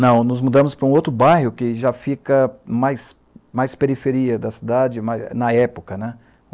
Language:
Portuguese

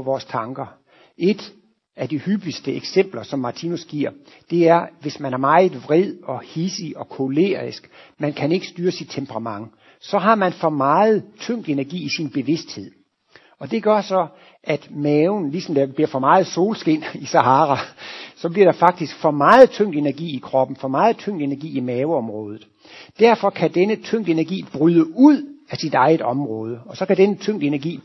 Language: Danish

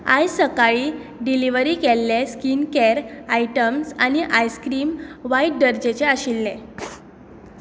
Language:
Konkani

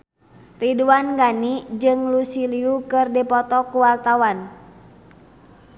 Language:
Sundanese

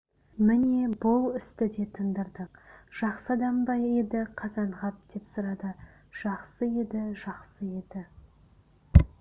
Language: Kazakh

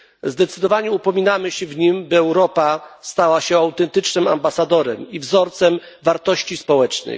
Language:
Polish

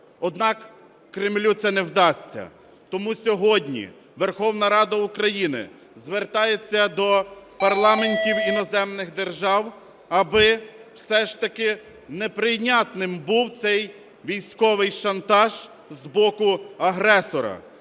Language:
Ukrainian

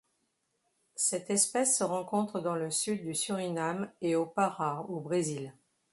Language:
French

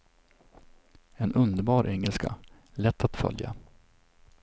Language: Swedish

